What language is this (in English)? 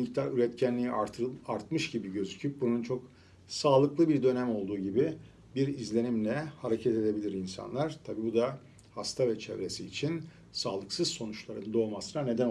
Turkish